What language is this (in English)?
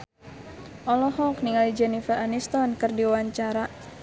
Sundanese